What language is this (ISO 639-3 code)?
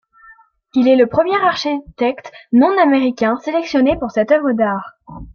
fra